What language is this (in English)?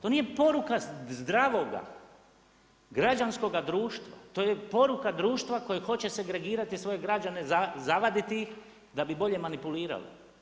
Croatian